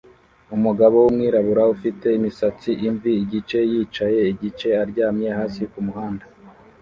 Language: Kinyarwanda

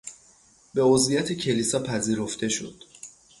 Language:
Persian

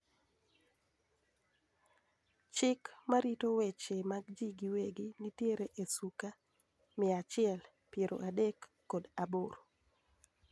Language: Luo (Kenya and Tanzania)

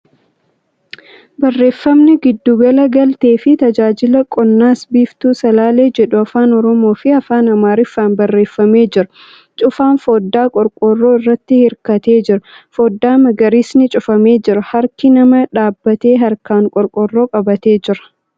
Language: Oromo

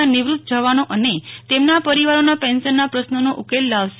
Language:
Gujarati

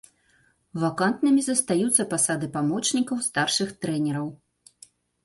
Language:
Belarusian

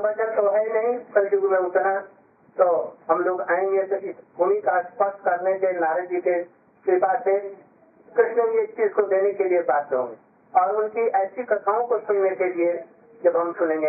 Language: Hindi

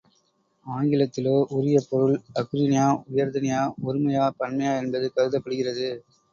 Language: Tamil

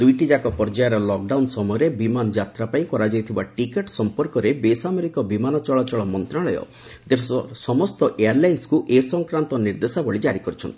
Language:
Odia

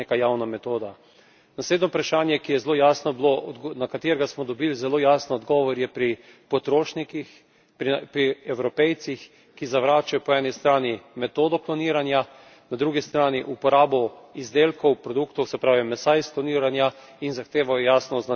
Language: Slovenian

